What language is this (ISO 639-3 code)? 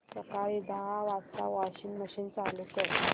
mar